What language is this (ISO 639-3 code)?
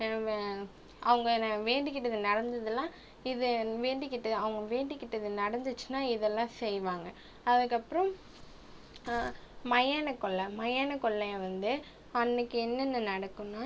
tam